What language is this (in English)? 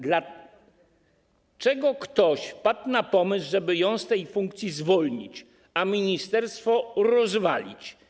Polish